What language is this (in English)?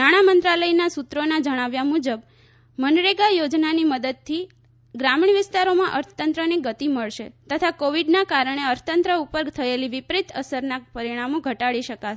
Gujarati